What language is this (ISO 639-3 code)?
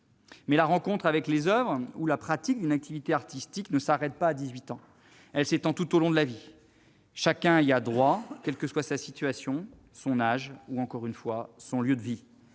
fra